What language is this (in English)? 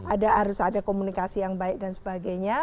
Indonesian